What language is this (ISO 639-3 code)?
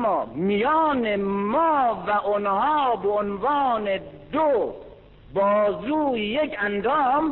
fas